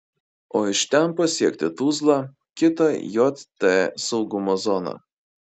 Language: Lithuanian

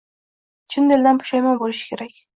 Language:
Uzbek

